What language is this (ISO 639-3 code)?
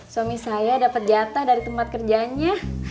ind